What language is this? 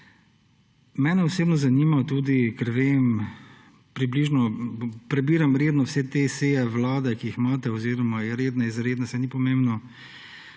Slovenian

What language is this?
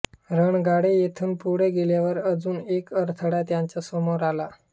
Marathi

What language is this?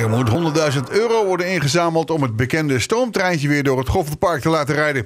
Dutch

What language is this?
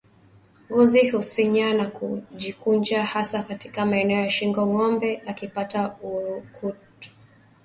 Swahili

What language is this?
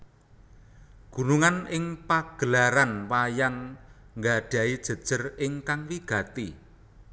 Javanese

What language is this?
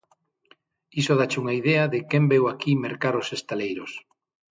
Galician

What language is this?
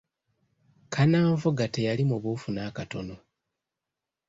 Ganda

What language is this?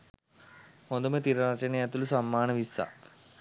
Sinhala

